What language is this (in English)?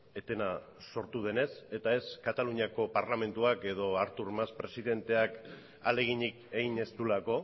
Basque